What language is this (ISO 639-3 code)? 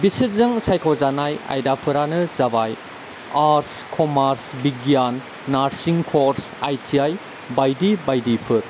brx